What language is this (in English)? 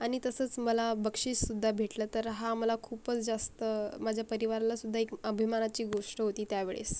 Marathi